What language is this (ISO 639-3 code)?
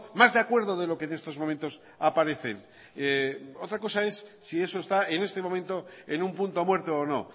spa